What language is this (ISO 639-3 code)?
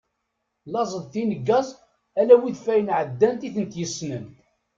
kab